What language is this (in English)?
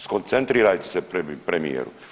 Croatian